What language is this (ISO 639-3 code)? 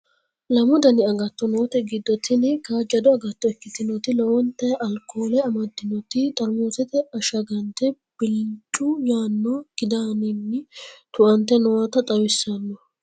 sid